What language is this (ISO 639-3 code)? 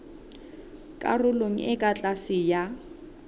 sot